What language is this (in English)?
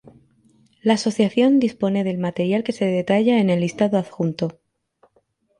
Spanish